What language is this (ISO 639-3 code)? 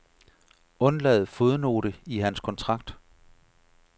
dan